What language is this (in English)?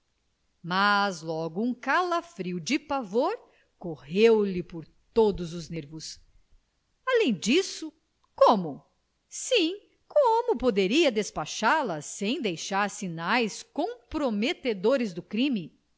Portuguese